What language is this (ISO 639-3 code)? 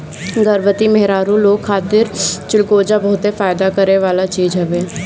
bho